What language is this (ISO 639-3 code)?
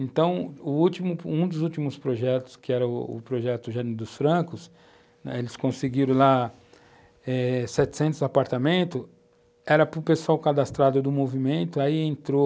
por